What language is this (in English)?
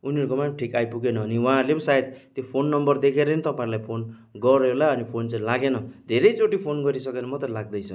Nepali